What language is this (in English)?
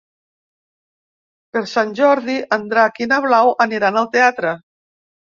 Catalan